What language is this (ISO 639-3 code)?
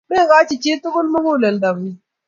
kln